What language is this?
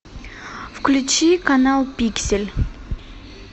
Russian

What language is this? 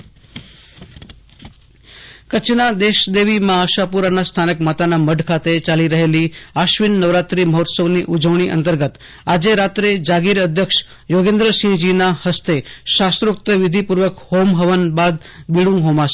Gujarati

